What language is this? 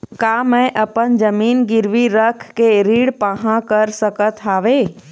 Chhattisgarhi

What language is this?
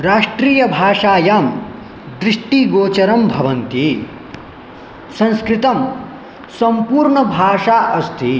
Sanskrit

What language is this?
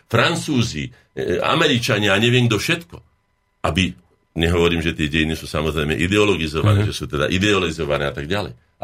Slovak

